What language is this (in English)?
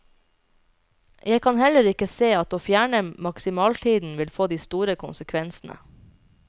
Norwegian